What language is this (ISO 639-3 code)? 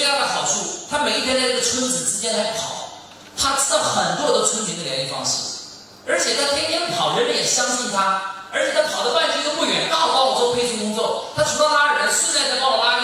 zho